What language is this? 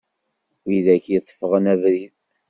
Kabyle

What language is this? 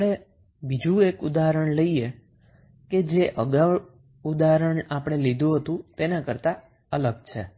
Gujarati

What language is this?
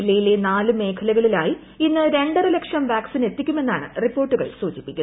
Malayalam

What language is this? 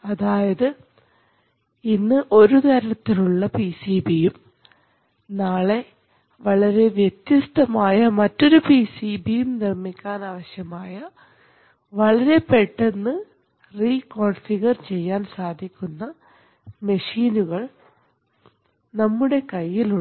Malayalam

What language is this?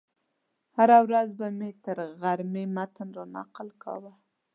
Pashto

